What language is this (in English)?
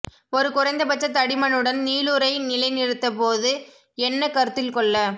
Tamil